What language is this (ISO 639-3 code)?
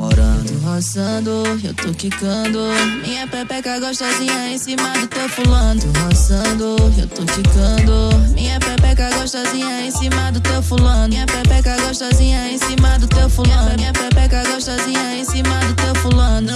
por